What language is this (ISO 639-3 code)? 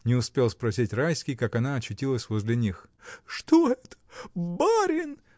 rus